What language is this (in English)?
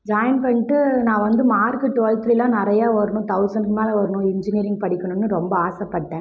Tamil